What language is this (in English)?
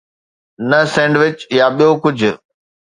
Sindhi